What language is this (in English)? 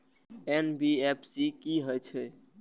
Maithili